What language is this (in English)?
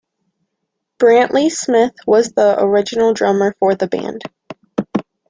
English